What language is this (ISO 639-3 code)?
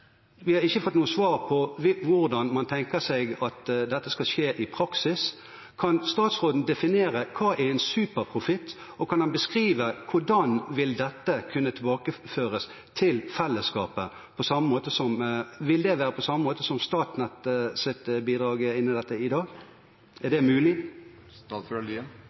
nob